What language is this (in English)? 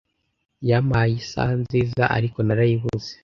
Kinyarwanda